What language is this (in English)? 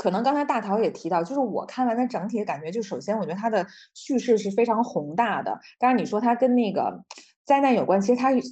Chinese